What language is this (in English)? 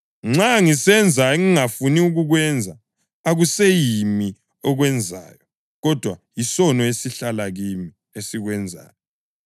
North Ndebele